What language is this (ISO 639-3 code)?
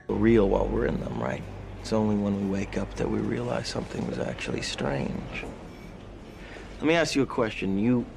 fas